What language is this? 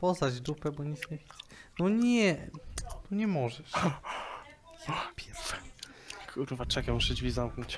Polish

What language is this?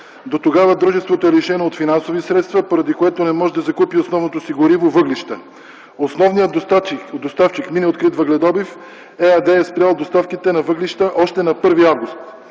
Bulgarian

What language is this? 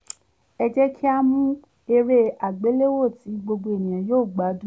Yoruba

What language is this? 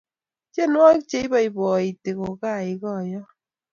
Kalenjin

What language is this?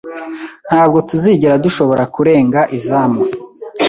Kinyarwanda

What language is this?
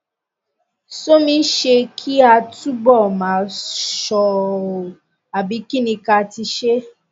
Yoruba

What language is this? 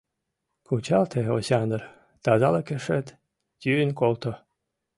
Mari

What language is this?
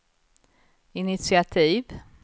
Swedish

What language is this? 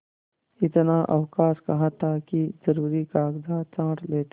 Hindi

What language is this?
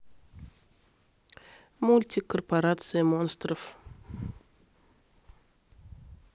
Russian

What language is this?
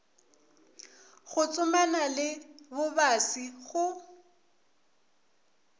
Northern Sotho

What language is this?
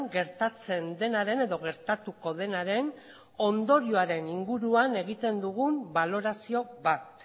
Basque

